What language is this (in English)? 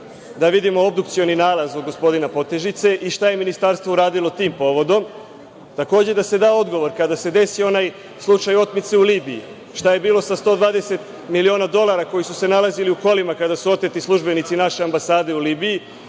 Serbian